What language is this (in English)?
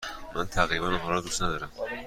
Persian